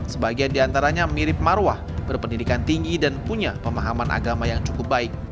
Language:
Indonesian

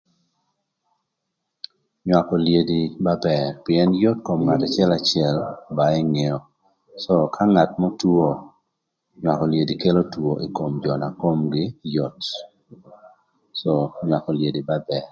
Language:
Thur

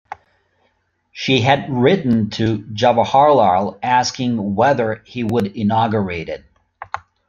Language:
English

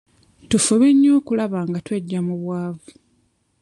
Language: Ganda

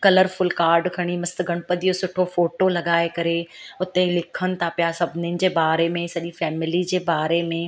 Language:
Sindhi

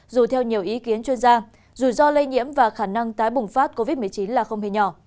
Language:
Vietnamese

